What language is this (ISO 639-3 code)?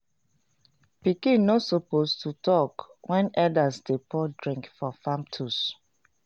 pcm